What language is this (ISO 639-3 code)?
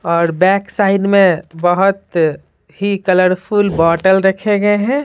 hin